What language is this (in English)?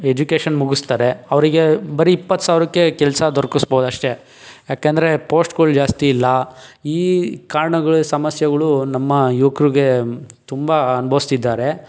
Kannada